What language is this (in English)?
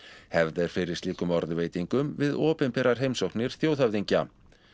Icelandic